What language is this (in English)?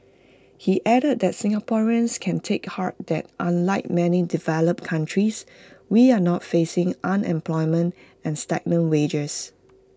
English